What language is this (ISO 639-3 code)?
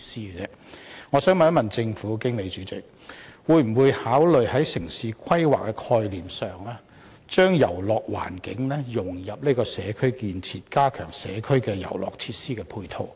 yue